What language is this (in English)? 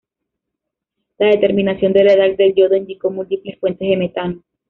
Spanish